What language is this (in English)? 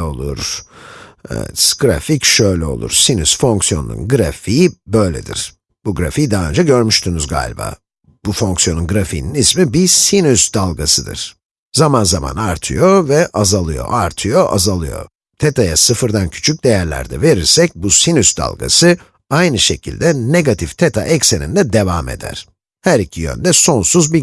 Turkish